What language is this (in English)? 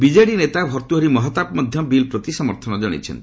Odia